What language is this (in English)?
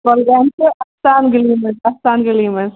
Kashmiri